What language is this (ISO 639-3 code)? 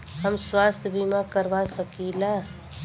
bho